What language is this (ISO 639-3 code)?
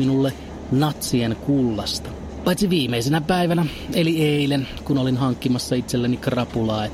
fin